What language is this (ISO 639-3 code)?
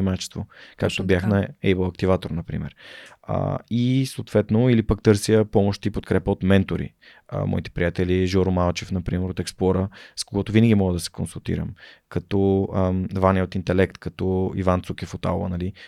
bul